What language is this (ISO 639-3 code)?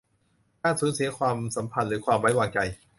tha